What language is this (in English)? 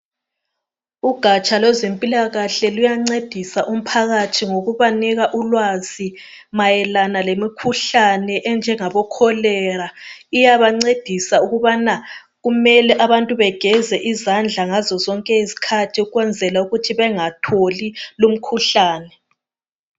North Ndebele